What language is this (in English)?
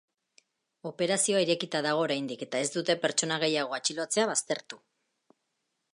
Basque